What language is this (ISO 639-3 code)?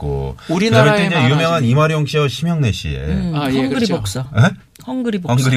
kor